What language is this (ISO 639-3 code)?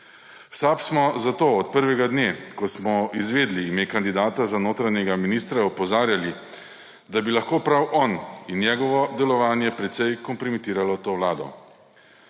slv